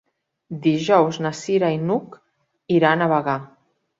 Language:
Catalan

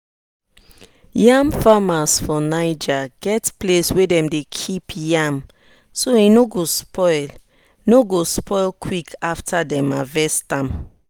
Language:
Nigerian Pidgin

